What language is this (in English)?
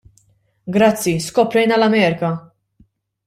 Maltese